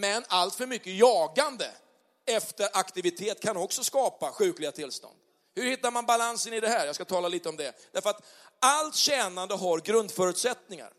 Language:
Swedish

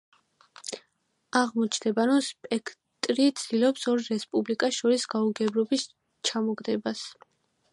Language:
Georgian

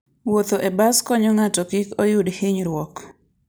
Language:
Luo (Kenya and Tanzania)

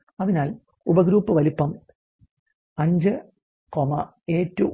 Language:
Malayalam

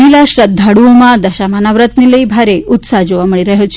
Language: Gujarati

